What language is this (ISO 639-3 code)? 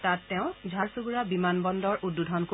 asm